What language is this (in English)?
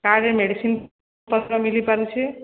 Odia